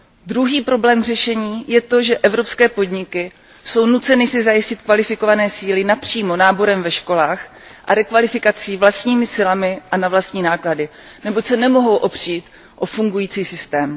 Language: Czech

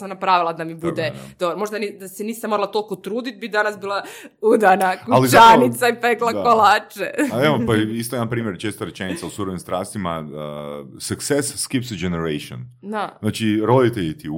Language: Croatian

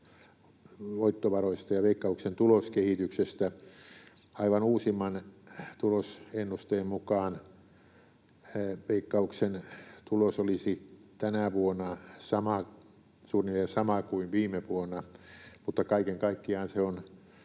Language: Finnish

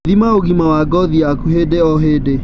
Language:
Kikuyu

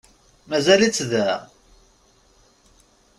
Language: Kabyle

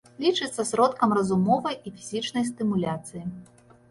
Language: Belarusian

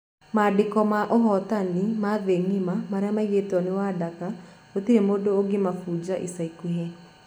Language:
Kikuyu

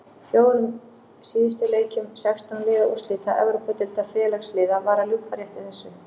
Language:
Icelandic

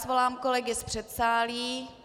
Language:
Czech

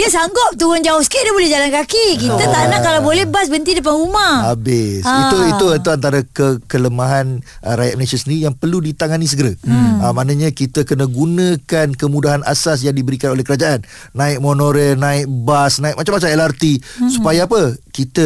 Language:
Malay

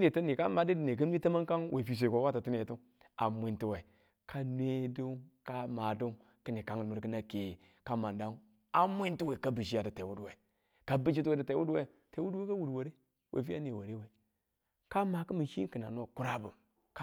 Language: Tula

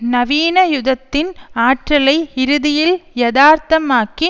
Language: Tamil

